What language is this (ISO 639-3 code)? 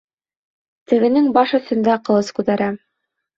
bak